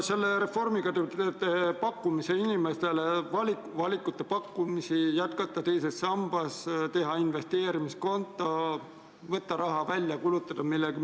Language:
Estonian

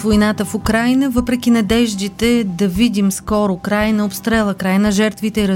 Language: Bulgarian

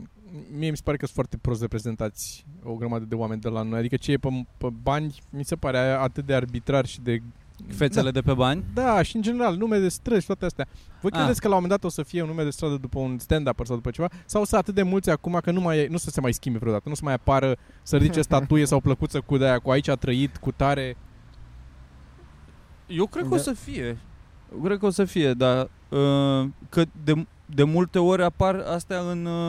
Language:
Romanian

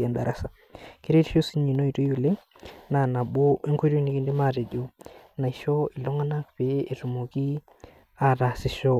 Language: Masai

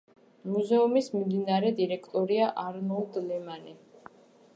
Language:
Georgian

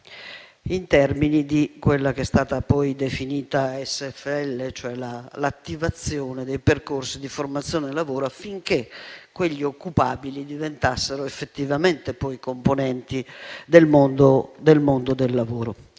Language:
Italian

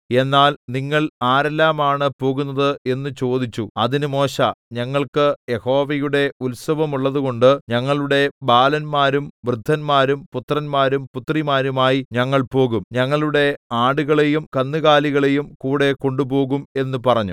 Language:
Malayalam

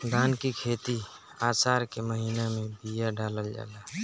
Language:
Bhojpuri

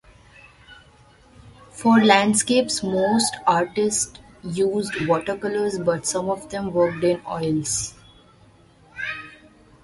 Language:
English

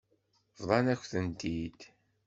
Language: Kabyle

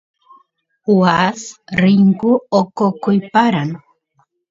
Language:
Santiago del Estero Quichua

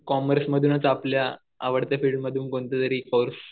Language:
Marathi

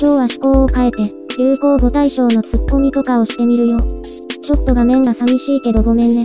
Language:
Japanese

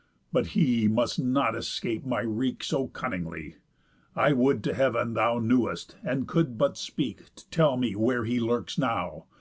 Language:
English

